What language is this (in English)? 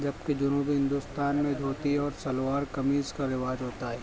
Urdu